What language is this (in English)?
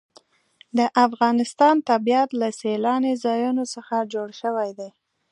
Pashto